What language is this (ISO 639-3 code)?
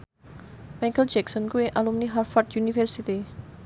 jav